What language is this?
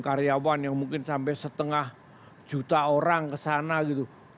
Indonesian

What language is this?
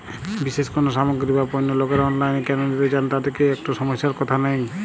Bangla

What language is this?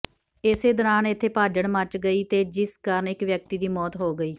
Punjabi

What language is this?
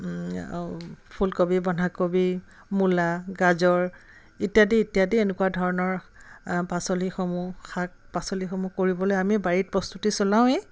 Assamese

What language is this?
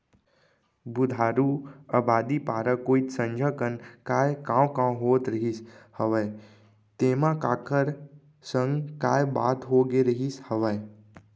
Chhattisgarhi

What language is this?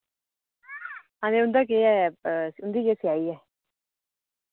Dogri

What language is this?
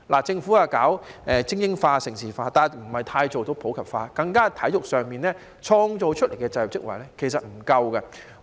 Cantonese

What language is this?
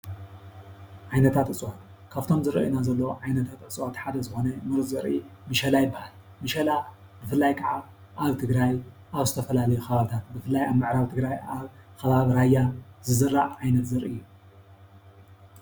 Tigrinya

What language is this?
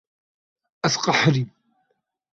Kurdish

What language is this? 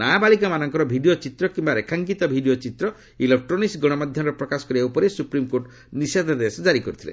Odia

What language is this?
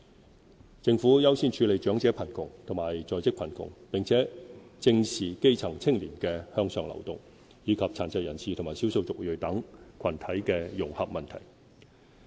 Cantonese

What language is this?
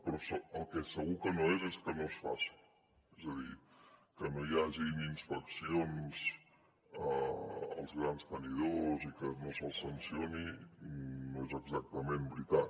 Catalan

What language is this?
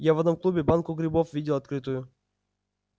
Russian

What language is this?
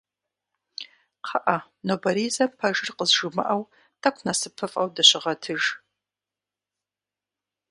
Kabardian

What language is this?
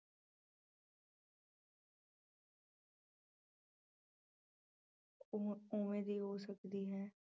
Punjabi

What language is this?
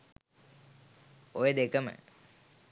Sinhala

